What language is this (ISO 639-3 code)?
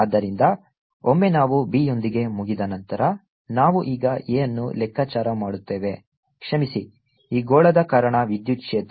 kan